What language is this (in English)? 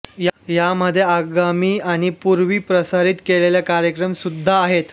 Marathi